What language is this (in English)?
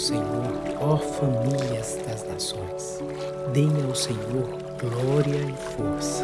Portuguese